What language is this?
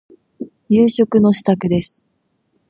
Japanese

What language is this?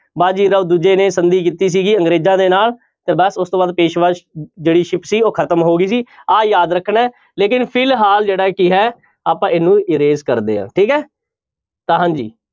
Punjabi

